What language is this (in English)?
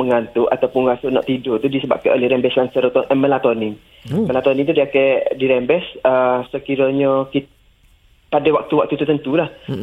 Malay